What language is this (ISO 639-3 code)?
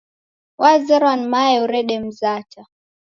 dav